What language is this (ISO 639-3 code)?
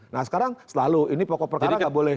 ind